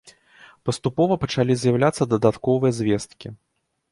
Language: Belarusian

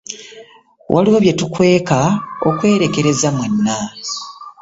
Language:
Ganda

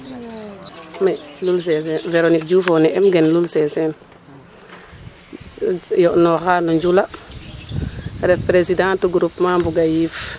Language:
Serer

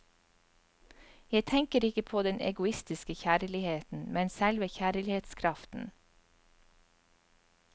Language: Norwegian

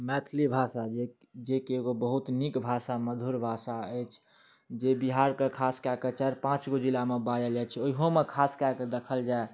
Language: Maithili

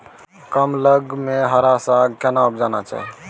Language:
Maithili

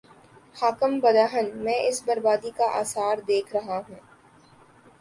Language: Urdu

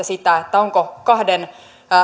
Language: Finnish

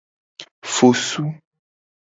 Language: Gen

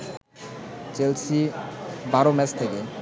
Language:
Bangla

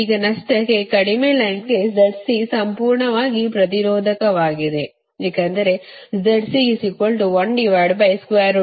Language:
Kannada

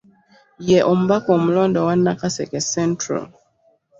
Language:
Ganda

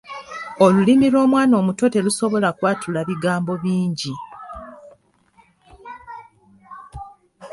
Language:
Ganda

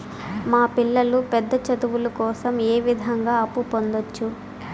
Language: Telugu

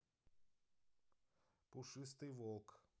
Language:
Russian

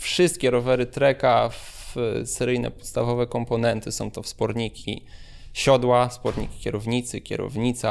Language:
Polish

